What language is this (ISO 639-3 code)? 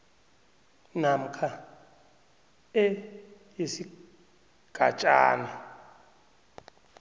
nbl